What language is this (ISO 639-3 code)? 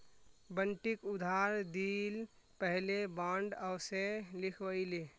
mag